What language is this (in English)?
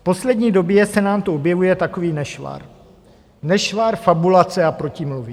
Czech